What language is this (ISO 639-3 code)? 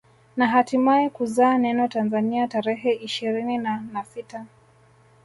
swa